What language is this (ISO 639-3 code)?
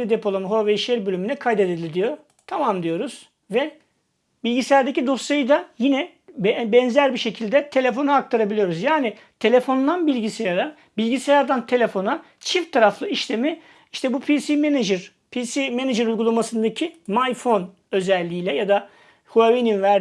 tur